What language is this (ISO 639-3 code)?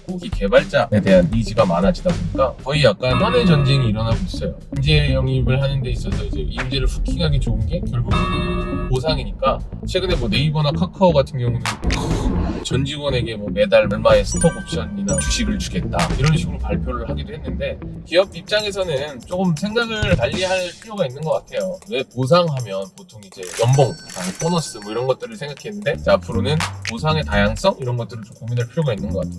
kor